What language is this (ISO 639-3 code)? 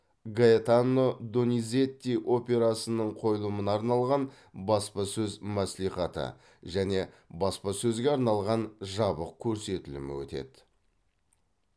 kaz